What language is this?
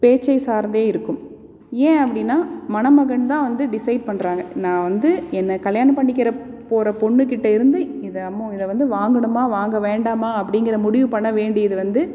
Tamil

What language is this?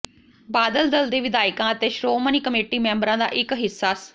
Punjabi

